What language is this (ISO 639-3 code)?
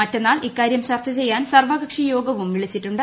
mal